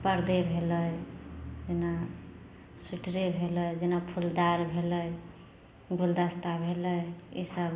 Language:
Maithili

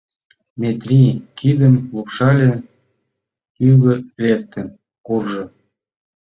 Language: Mari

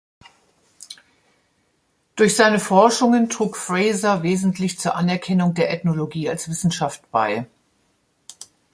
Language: German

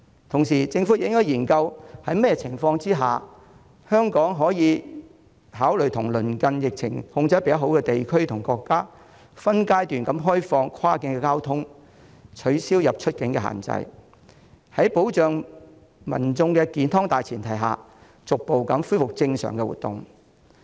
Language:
Cantonese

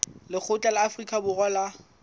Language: Southern Sotho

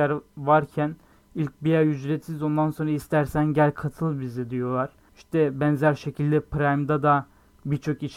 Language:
Turkish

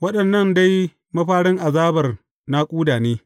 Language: Hausa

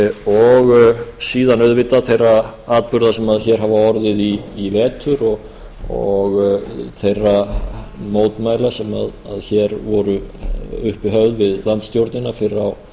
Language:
Icelandic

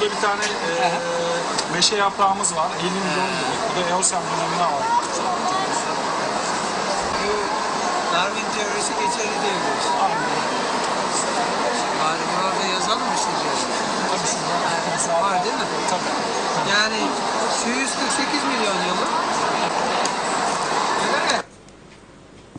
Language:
Turkish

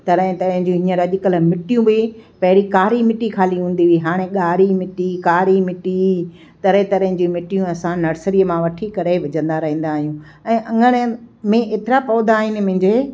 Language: Sindhi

